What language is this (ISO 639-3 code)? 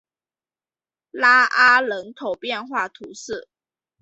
zho